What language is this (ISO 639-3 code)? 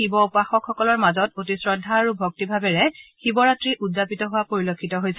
asm